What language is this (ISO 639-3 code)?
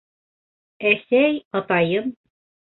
bak